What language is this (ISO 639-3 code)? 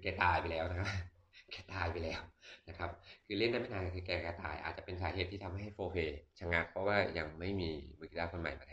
tha